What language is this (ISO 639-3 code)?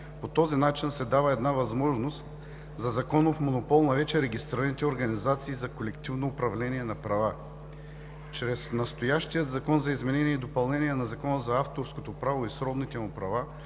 bul